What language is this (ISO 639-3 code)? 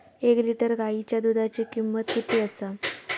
mar